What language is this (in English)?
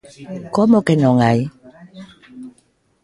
Galician